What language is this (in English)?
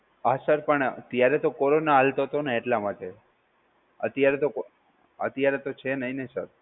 Gujarati